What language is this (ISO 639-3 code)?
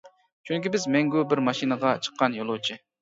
uig